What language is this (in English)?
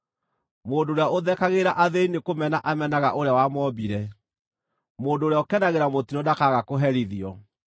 Kikuyu